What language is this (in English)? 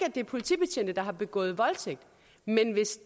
Danish